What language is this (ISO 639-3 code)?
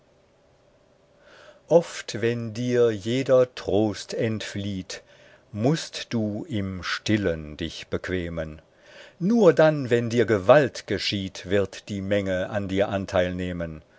deu